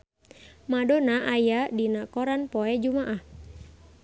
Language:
Sundanese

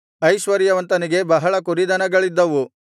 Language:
Kannada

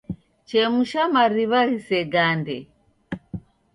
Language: Taita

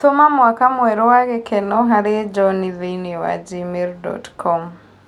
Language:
Kikuyu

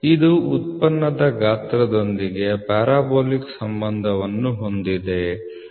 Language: Kannada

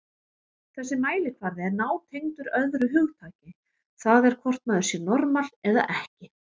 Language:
Icelandic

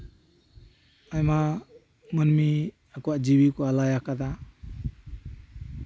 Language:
Santali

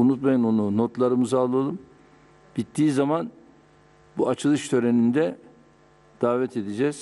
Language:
Turkish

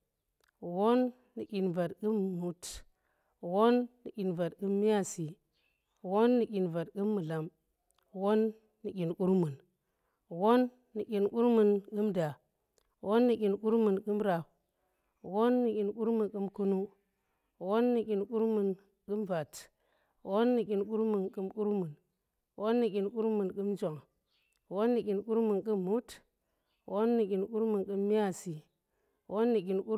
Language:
Tera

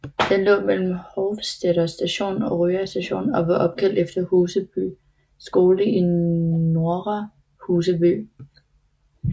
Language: Danish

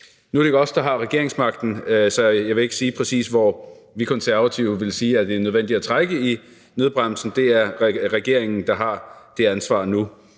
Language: Danish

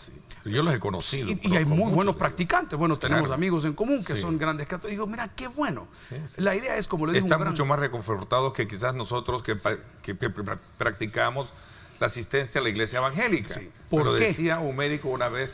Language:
Spanish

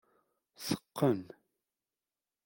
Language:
Kabyle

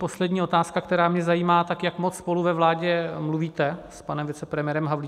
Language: Czech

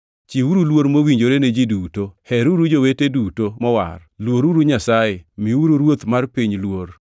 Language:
Luo (Kenya and Tanzania)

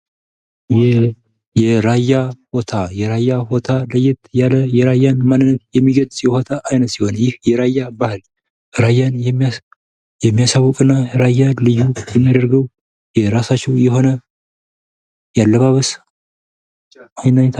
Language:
Amharic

